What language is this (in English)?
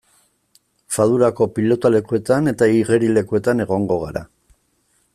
Basque